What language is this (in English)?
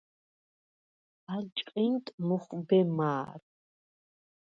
Svan